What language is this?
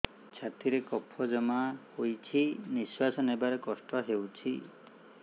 Odia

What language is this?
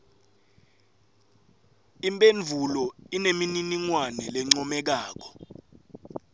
Swati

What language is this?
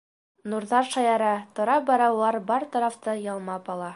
Bashkir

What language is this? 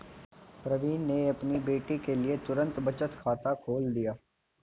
Hindi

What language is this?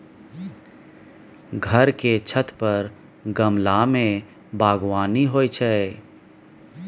Maithili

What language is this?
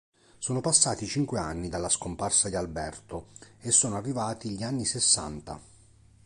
Italian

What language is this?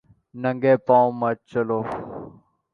Urdu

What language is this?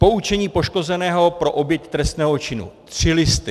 Czech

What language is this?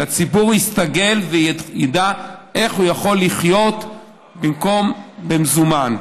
Hebrew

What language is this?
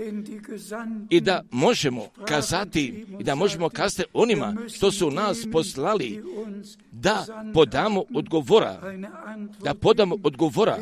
Croatian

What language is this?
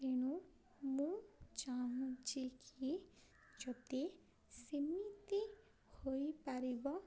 Odia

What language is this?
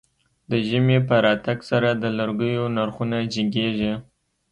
Pashto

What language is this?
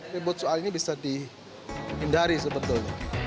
Indonesian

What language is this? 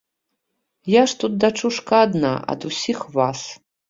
Belarusian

